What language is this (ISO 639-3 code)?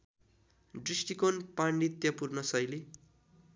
nep